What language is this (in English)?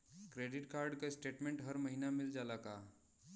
Bhojpuri